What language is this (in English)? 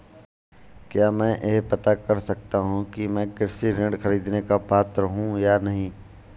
Hindi